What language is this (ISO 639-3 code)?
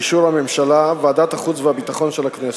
heb